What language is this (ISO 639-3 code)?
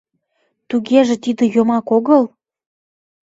chm